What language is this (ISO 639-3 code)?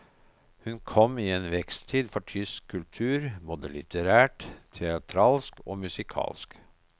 nor